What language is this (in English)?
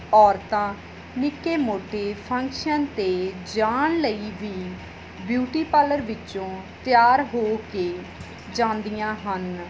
Punjabi